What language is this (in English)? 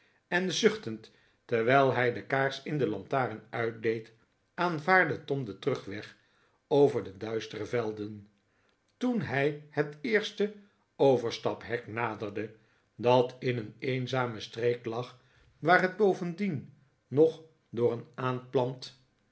Dutch